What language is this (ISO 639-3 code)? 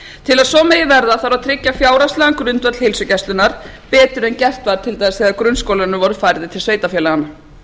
isl